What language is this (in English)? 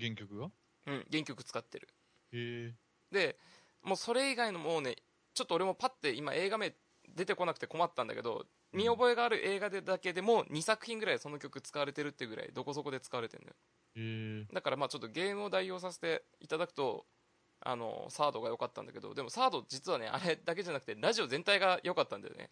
Japanese